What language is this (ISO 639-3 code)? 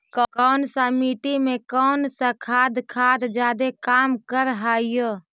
mag